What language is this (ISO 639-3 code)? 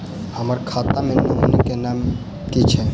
mai